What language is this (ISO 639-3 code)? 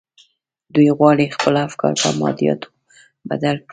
pus